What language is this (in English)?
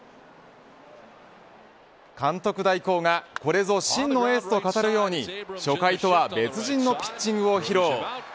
Japanese